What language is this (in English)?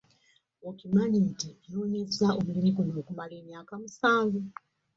Ganda